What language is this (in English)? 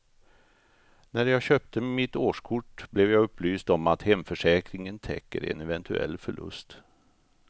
Swedish